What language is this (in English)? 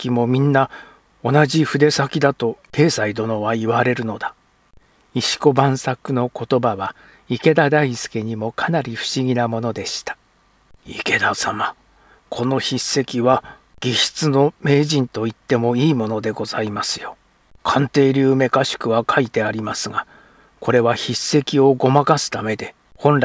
Japanese